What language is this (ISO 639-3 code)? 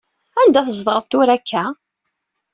kab